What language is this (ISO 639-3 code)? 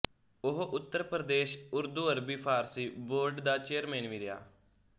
pan